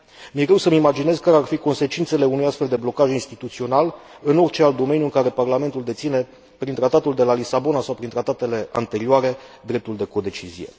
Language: Romanian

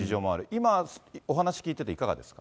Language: Japanese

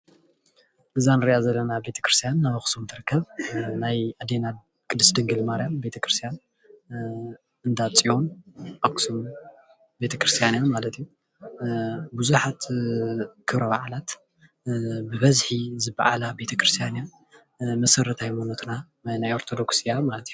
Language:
Tigrinya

